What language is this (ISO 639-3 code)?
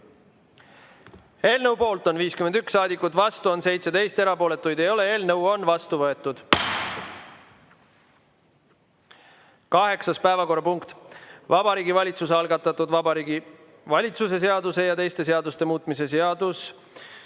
est